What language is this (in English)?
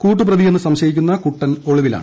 Malayalam